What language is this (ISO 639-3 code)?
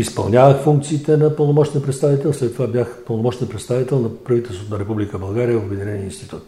bul